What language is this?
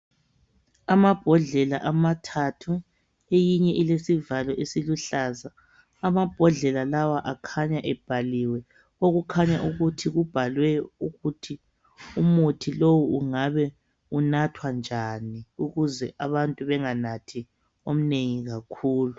North Ndebele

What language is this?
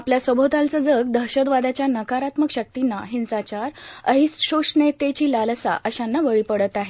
Marathi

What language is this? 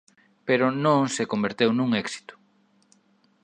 Galician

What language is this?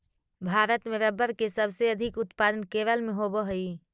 Magahi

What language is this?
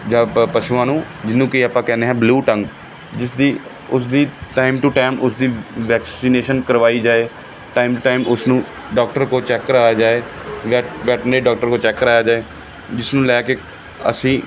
Punjabi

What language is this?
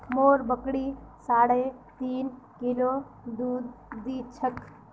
Magahi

